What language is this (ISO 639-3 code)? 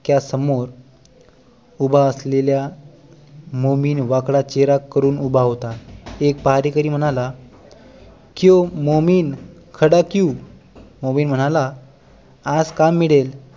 mar